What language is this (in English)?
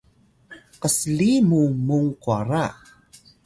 Atayal